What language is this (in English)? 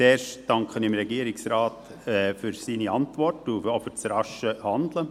Swiss German